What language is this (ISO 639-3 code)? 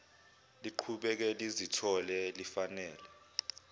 zul